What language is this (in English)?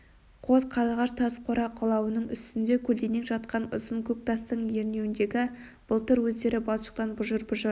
Kazakh